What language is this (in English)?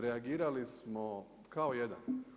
Croatian